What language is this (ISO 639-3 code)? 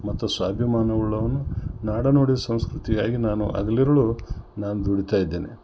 kan